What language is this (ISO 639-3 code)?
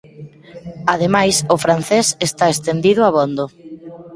glg